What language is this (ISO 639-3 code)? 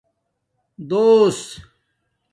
dmk